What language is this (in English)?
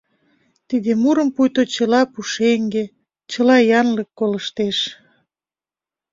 Mari